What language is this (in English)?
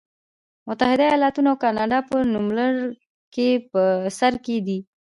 Pashto